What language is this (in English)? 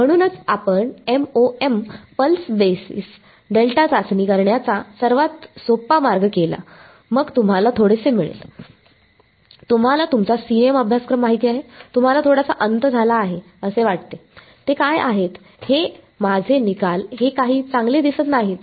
Marathi